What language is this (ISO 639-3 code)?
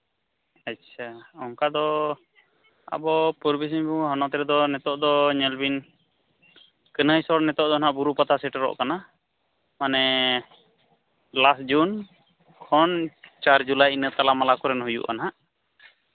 sat